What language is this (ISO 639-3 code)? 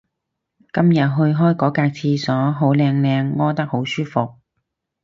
yue